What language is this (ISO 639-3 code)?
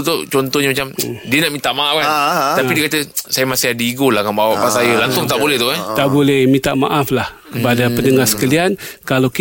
msa